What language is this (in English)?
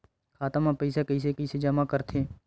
Chhattisgarhi